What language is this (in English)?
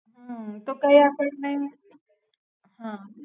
Gujarati